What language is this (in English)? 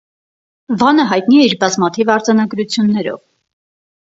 Armenian